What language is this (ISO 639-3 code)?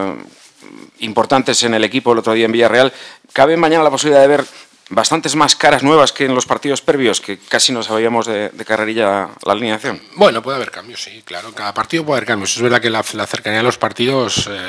spa